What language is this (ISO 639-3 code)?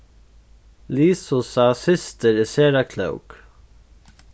fao